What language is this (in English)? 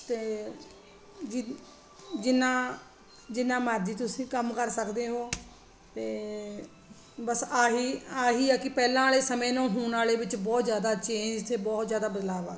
Punjabi